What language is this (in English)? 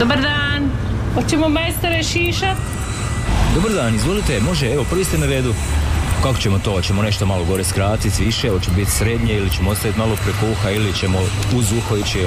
Croatian